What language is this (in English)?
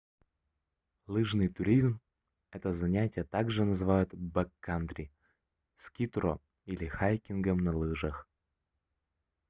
Russian